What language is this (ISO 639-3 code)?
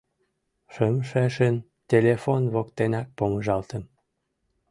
chm